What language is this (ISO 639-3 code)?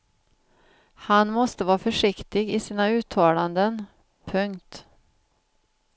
swe